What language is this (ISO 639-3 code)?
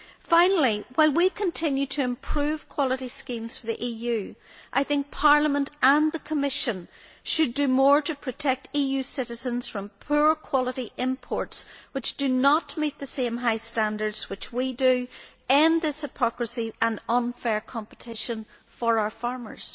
eng